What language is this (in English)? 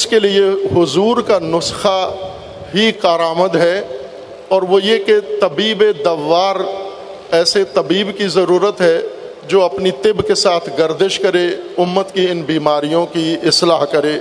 Urdu